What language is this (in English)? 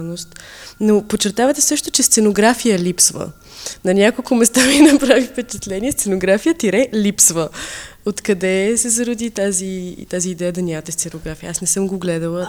Bulgarian